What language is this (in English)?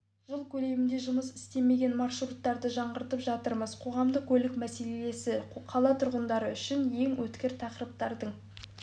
Kazakh